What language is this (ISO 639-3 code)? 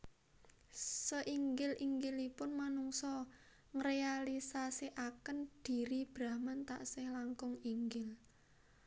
jav